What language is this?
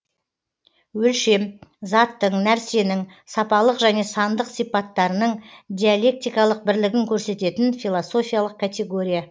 Kazakh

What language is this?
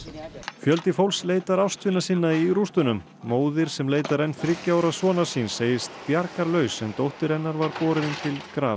Icelandic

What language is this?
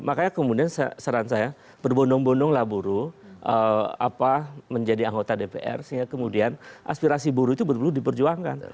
Indonesian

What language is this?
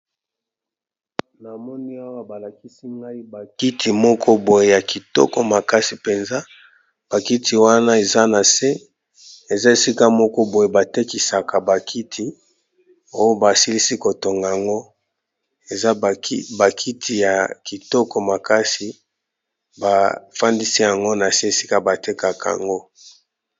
Lingala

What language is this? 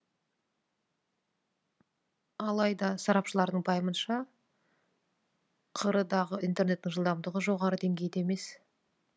Kazakh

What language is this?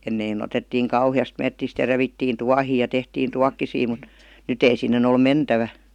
Finnish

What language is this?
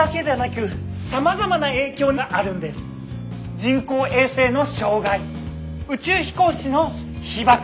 Japanese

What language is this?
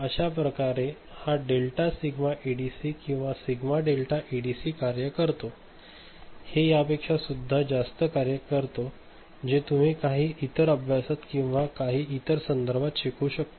Marathi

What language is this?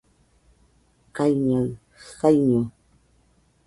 Nüpode Huitoto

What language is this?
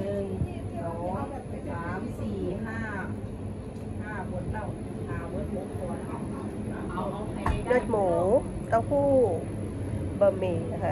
Thai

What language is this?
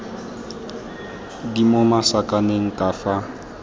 Tswana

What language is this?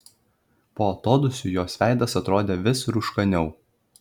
Lithuanian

